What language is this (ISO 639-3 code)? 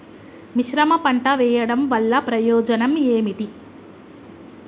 tel